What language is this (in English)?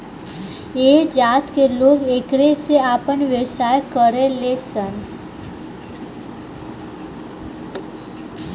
Bhojpuri